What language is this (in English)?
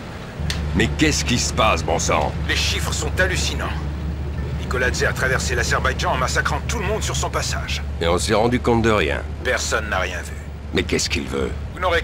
French